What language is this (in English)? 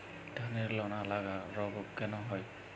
Bangla